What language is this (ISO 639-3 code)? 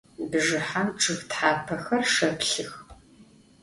ady